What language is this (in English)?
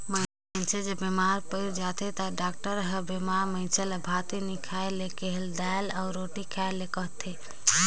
Chhattisgarhi